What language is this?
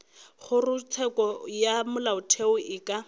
Northern Sotho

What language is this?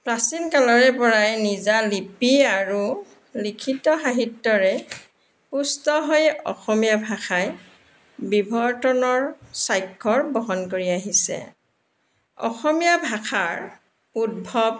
Assamese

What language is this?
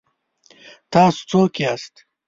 Pashto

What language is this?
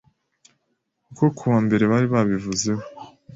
Kinyarwanda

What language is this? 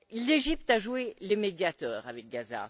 French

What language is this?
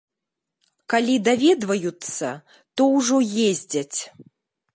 Belarusian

